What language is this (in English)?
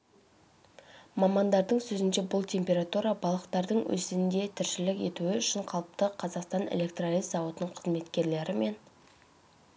Kazakh